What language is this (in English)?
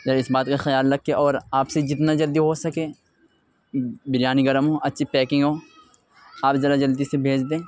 Urdu